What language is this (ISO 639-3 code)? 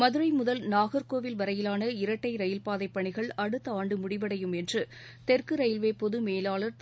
tam